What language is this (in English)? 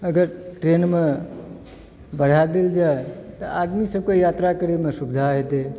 Maithili